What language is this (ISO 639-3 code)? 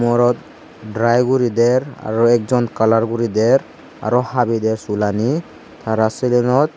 ccp